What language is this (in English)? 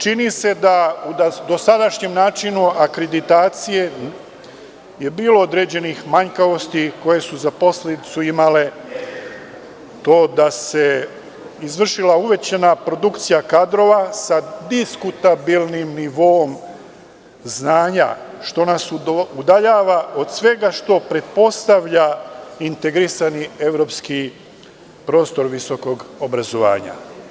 Serbian